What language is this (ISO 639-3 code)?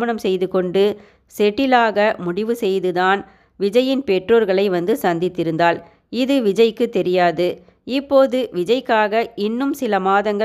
tam